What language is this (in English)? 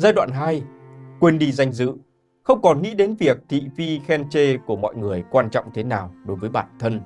Vietnamese